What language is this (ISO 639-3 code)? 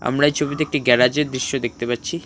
ben